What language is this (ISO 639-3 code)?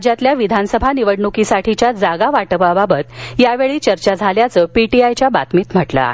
mar